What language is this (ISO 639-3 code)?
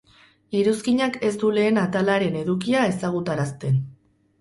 eus